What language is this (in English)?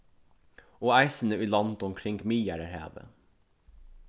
Faroese